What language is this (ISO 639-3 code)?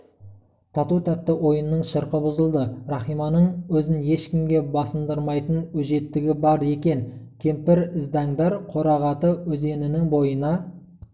kaz